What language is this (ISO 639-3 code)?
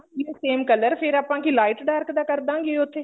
pan